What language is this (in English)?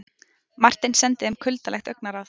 Icelandic